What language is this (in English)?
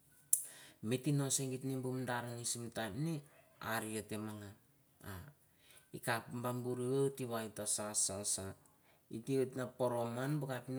Mandara